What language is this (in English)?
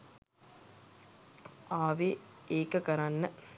Sinhala